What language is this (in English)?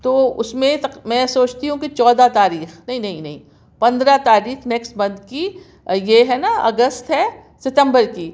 Urdu